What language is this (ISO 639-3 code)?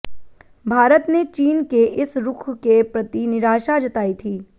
hin